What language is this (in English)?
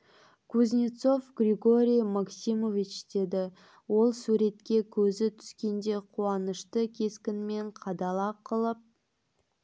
Kazakh